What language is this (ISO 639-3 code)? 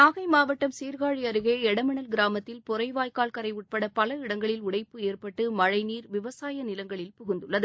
tam